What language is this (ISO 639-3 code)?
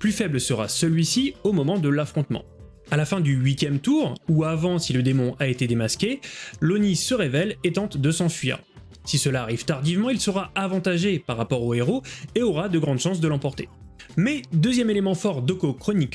fra